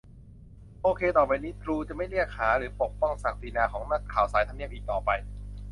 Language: Thai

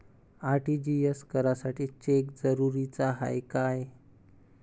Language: Marathi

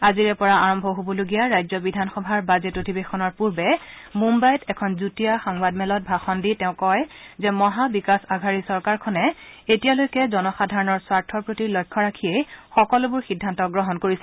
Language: Assamese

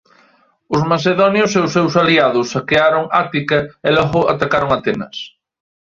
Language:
Galician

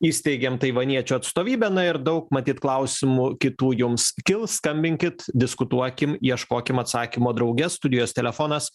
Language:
Lithuanian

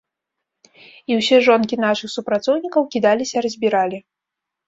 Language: Belarusian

